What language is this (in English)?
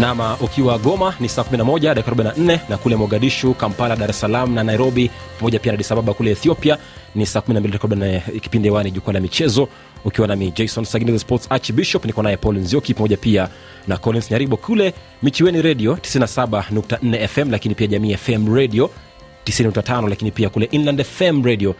Swahili